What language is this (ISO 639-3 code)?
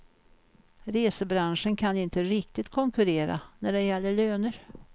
swe